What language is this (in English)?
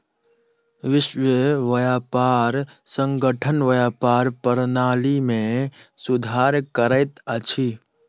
Maithili